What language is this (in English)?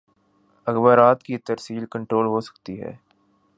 Urdu